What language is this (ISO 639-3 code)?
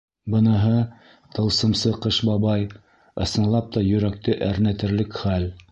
bak